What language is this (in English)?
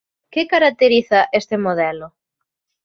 Galician